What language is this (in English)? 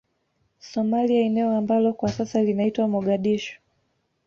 Swahili